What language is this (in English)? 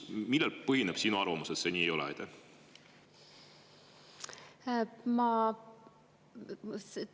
Estonian